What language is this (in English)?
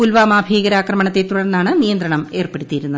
Malayalam